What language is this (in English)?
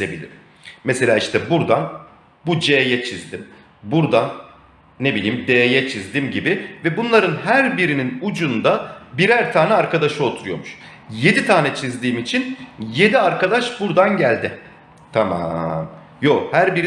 Turkish